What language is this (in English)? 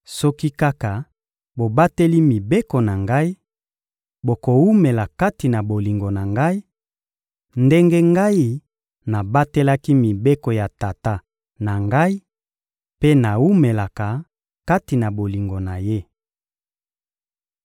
Lingala